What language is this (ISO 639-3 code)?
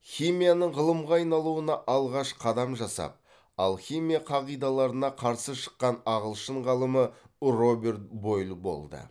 kaz